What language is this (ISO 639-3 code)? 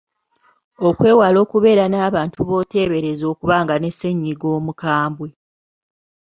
lug